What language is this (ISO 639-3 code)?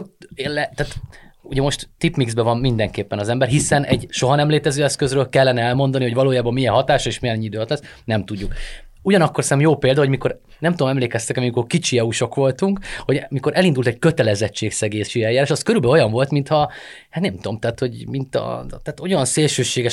hun